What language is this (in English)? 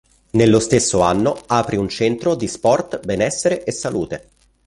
Italian